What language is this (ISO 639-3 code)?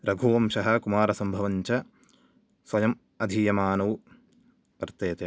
san